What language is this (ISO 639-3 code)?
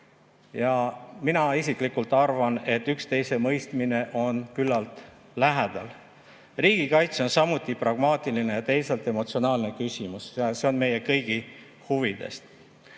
est